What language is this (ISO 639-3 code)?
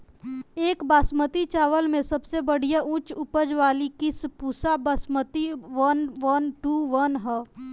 bho